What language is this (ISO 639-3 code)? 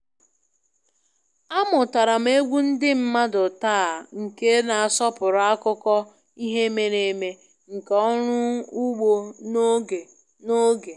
ibo